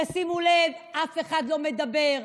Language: Hebrew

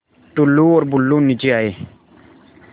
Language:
Hindi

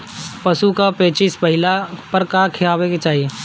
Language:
Bhojpuri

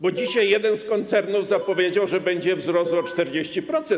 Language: Polish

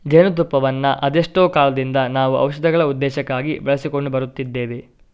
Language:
Kannada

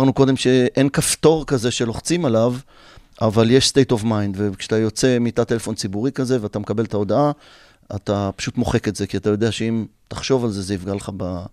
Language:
Hebrew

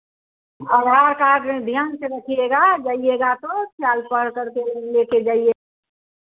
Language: Hindi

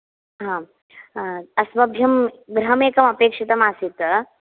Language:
Sanskrit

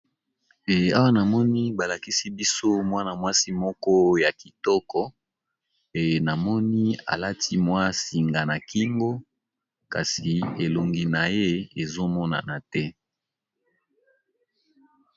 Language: Lingala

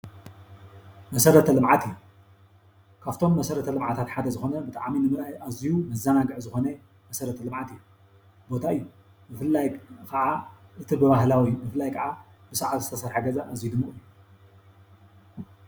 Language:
Tigrinya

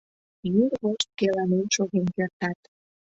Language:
Mari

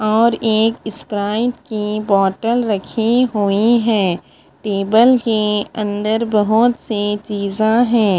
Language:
Hindi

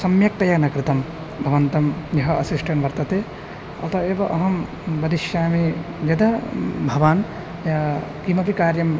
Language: Sanskrit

